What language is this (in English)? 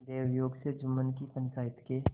Hindi